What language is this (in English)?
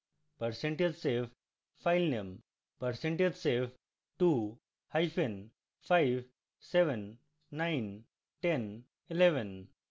Bangla